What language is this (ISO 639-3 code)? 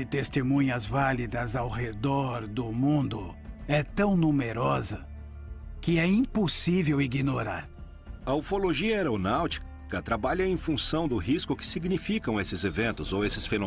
por